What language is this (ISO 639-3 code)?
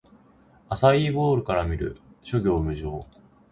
jpn